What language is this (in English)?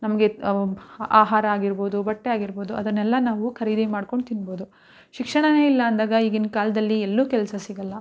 Kannada